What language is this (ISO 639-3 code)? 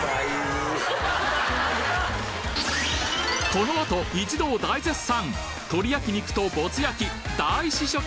jpn